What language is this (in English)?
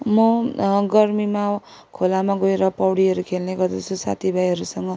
Nepali